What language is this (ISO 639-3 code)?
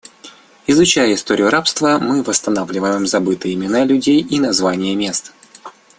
rus